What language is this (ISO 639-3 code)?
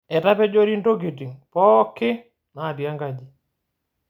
mas